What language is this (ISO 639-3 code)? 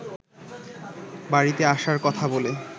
ben